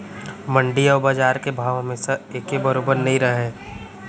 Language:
Chhattisgarhi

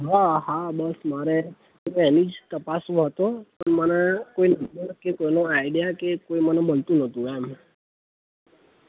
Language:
Gujarati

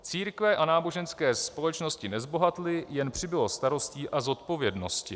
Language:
Czech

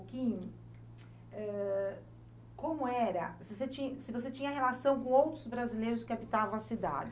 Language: Portuguese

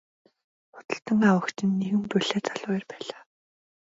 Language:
Mongolian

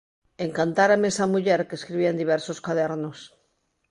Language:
Galician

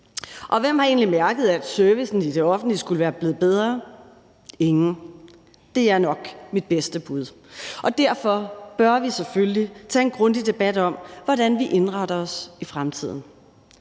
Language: Danish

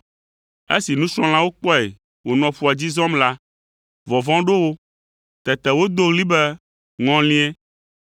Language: Ewe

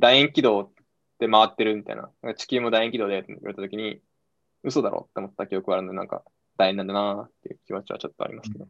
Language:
Japanese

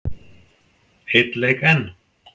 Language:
Icelandic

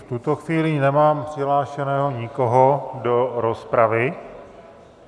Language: Czech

